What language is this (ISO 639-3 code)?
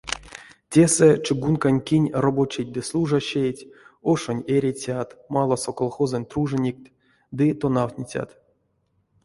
myv